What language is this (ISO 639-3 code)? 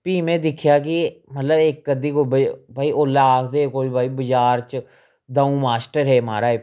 doi